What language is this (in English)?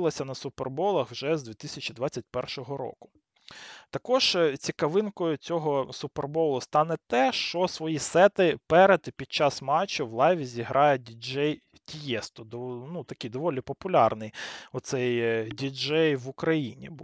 Ukrainian